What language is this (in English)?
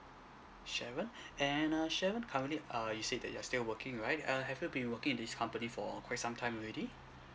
English